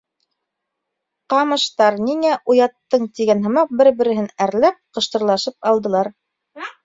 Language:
Bashkir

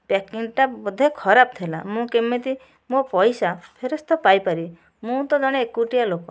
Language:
Odia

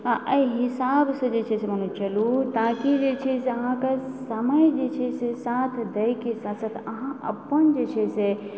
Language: Maithili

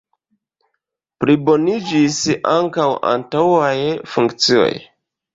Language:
Esperanto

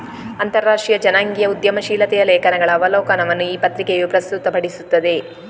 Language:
Kannada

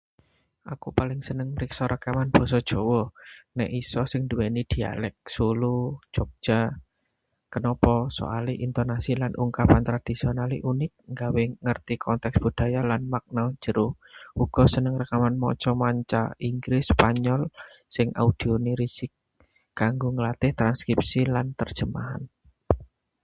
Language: Javanese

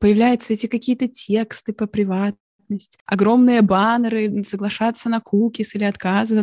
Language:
Russian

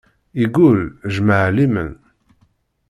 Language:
Kabyle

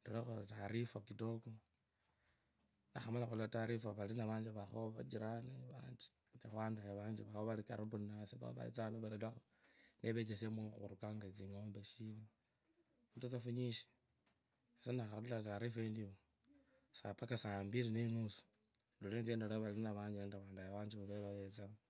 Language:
Kabras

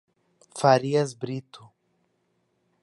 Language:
Portuguese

